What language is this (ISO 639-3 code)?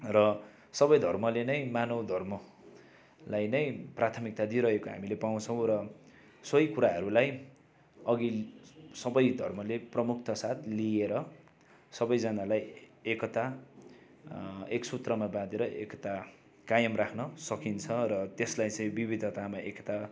nep